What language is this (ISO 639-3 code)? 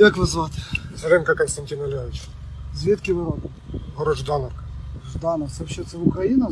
rus